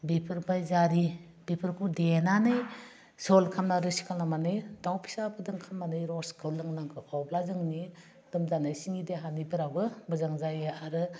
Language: Bodo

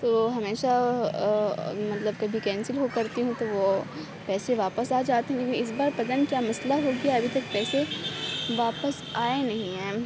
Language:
Urdu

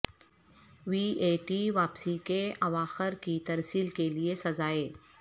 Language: Urdu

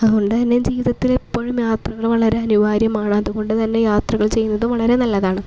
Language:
Malayalam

